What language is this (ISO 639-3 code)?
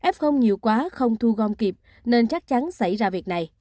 vie